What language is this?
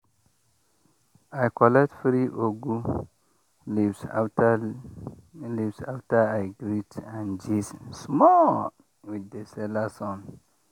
Nigerian Pidgin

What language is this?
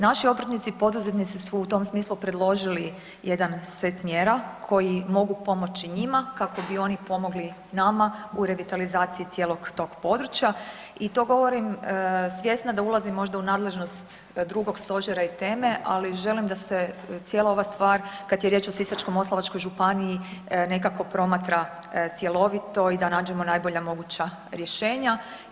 Croatian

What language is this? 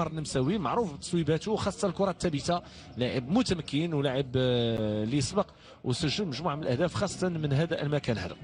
Arabic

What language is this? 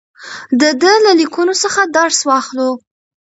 Pashto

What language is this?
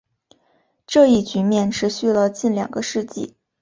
Chinese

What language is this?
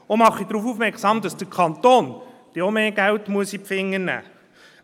Swiss German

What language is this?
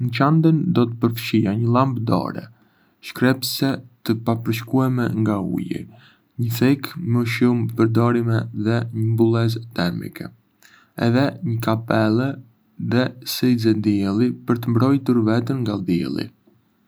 Arbëreshë Albanian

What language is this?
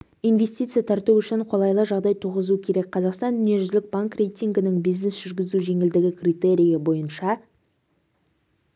Kazakh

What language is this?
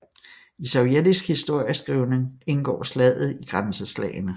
Danish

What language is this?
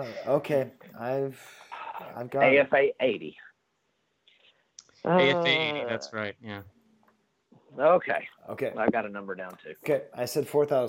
English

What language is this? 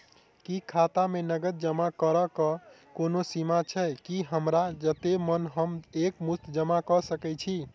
Maithili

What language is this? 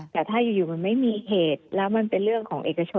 Thai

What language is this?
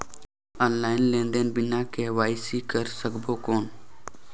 Chhattisgarhi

